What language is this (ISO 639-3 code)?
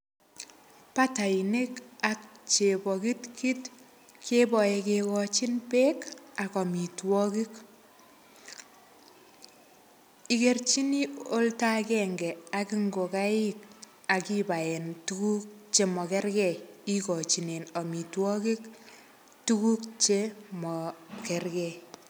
kln